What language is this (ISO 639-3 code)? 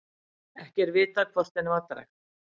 isl